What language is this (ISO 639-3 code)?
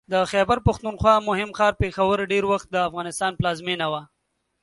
pus